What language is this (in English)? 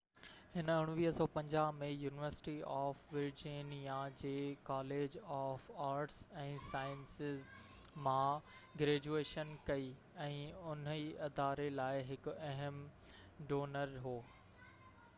Sindhi